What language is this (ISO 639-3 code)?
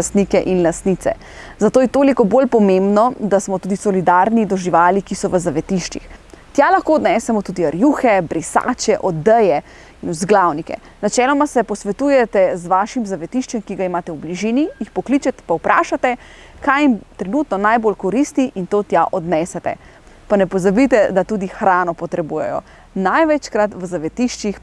slv